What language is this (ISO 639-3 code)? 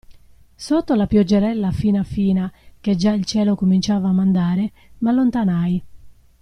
ita